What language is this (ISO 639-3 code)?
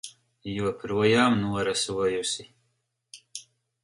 lav